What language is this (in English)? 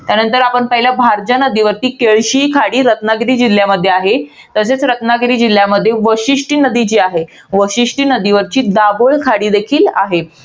Marathi